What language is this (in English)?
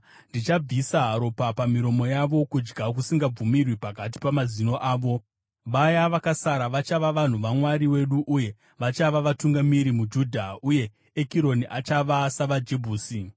Shona